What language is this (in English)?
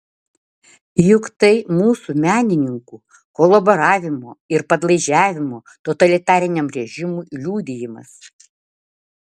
Lithuanian